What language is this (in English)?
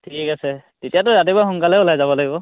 Assamese